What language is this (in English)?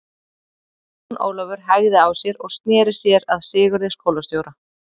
Icelandic